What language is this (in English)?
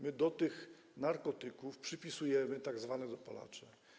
Polish